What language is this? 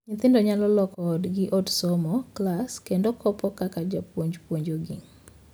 Luo (Kenya and Tanzania)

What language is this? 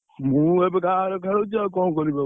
Odia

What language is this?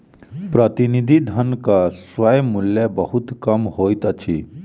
Maithili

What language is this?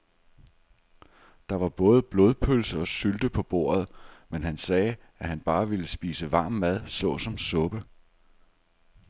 Danish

